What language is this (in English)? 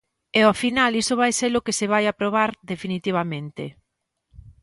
Galician